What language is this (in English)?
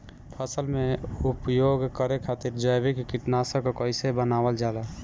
Bhojpuri